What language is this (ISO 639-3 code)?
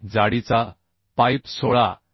mar